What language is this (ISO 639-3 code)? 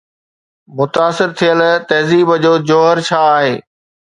snd